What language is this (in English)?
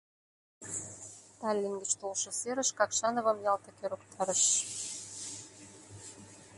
Mari